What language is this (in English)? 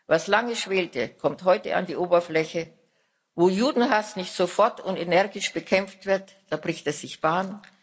German